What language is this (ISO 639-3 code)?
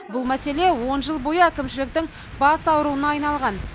kaz